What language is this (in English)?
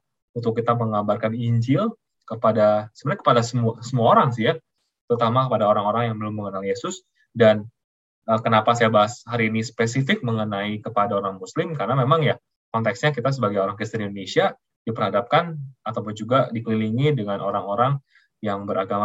Indonesian